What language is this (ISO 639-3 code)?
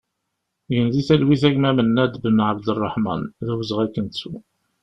kab